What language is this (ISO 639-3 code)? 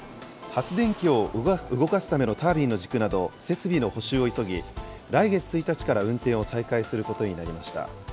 jpn